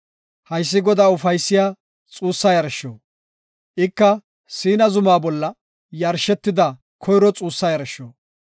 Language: Gofa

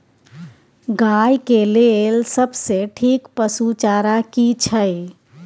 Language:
Maithili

